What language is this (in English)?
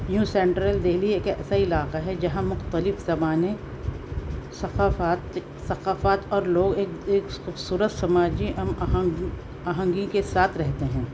Urdu